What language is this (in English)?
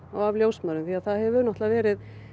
Icelandic